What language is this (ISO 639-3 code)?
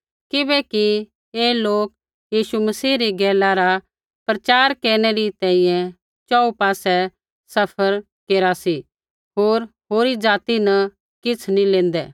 kfx